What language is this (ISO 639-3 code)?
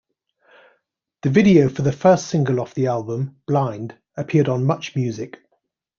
eng